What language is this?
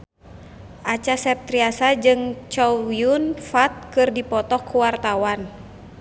Sundanese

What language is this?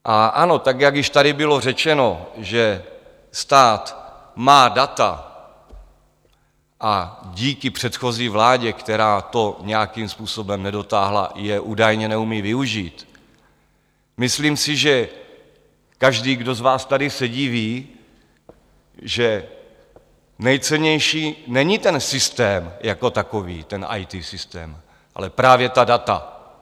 Czech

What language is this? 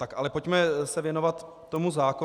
Czech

